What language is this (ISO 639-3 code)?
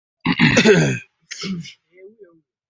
swa